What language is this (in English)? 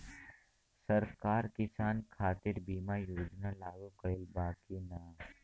Bhojpuri